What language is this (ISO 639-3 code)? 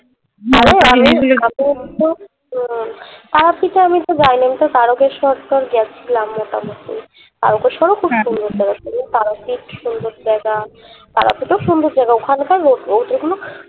ben